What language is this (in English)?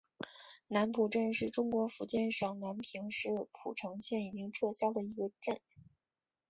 Chinese